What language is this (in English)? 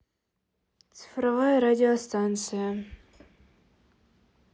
Russian